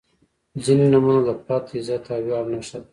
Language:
Pashto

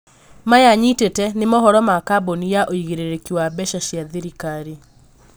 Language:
Kikuyu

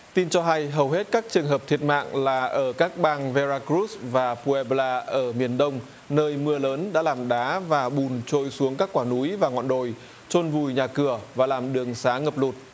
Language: Vietnamese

